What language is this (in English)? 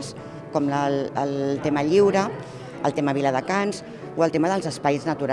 Catalan